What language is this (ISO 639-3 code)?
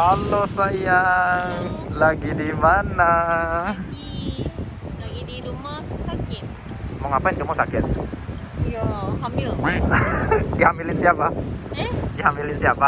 ind